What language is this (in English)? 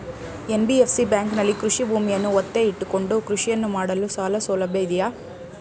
Kannada